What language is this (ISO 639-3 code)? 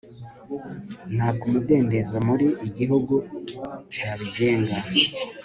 kin